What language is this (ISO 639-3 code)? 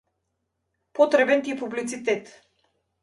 mkd